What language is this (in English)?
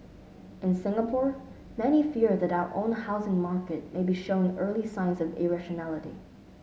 English